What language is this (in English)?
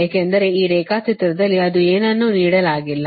Kannada